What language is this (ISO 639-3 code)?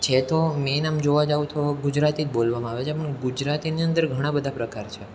guj